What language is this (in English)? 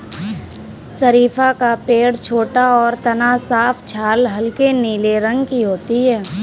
Hindi